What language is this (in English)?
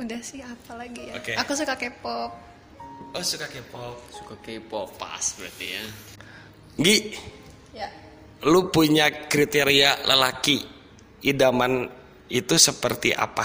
Indonesian